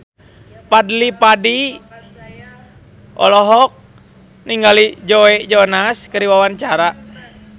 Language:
Sundanese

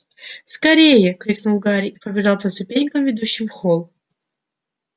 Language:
Russian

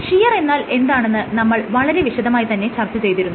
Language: Malayalam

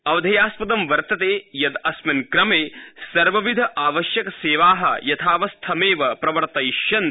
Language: Sanskrit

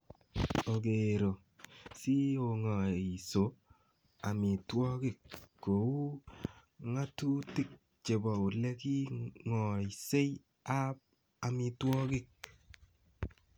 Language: Kalenjin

